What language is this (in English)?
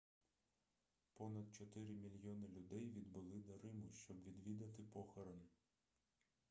Ukrainian